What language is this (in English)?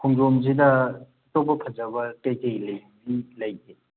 Manipuri